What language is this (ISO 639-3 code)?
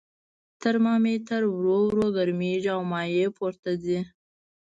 pus